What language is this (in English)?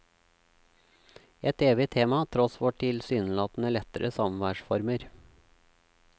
Norwegian